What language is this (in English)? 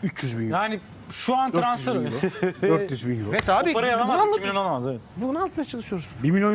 Turkish